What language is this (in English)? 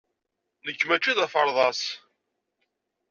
Kabyle